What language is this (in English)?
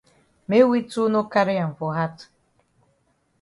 Cameroon Pidgin